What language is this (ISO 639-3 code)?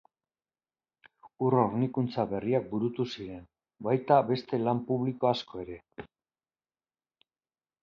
eus